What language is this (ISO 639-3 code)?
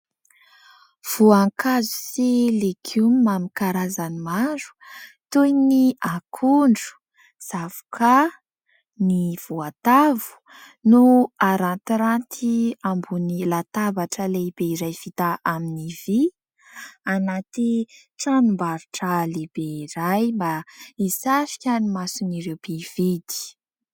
mlg